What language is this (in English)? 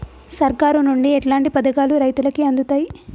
Telugu